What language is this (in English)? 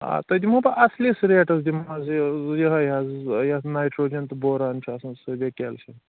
Kashmiri